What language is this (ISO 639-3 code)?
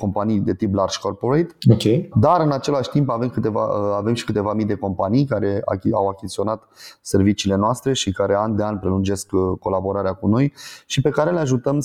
ron